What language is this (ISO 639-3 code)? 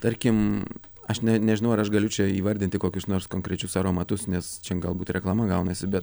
lit